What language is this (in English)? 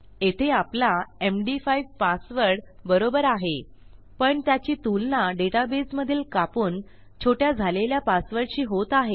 Marathi